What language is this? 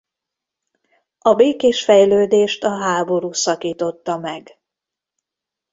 Hungarian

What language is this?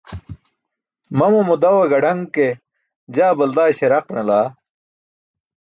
Burushaski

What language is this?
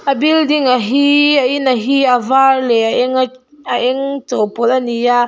Mizo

